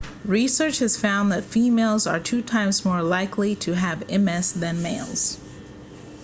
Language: English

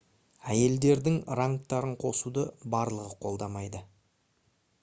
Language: Kazakh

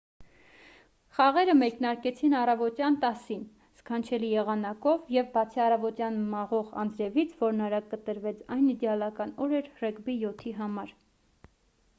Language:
Armenian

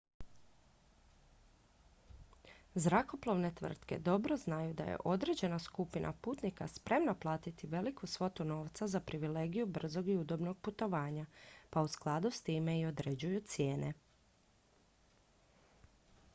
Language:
Croatian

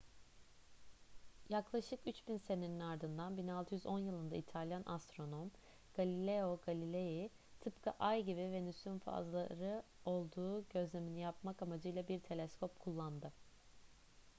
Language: Turkish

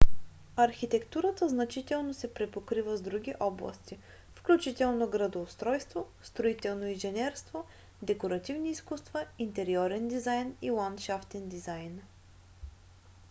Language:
Bulgarian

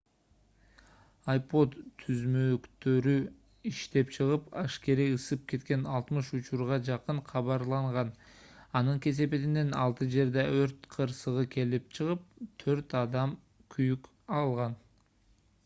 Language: Kyrgyz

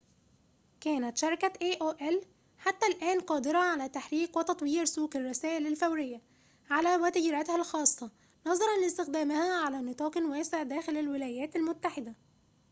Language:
Arabic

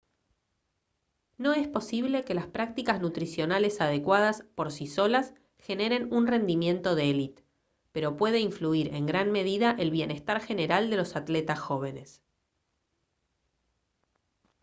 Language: Spanish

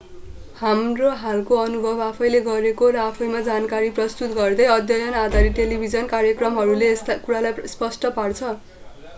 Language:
Nepali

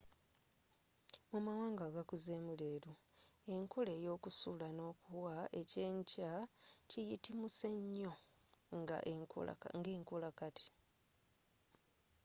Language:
Ganda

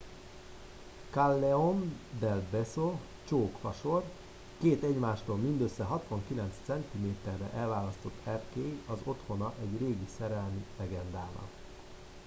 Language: Hungarian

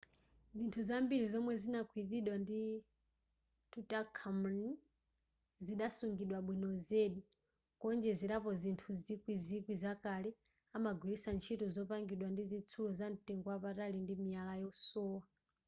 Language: Nyanja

